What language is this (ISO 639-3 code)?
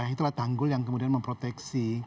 ind